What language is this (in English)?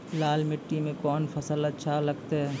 Maithili